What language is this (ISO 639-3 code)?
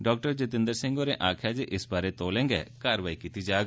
doi